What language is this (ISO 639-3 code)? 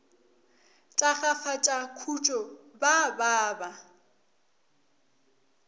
nso